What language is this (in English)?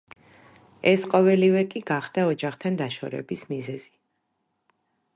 Georgian